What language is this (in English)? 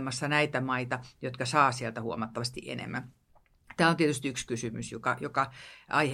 Finnish